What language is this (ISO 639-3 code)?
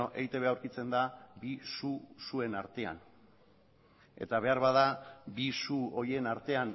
eus